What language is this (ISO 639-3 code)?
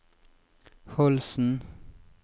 nor